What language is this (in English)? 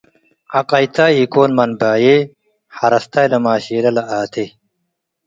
Tigre